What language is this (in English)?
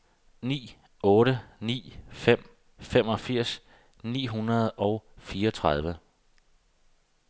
Danish